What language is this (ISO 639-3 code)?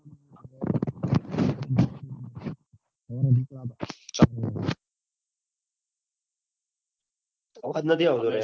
guj